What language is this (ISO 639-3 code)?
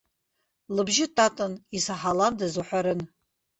abk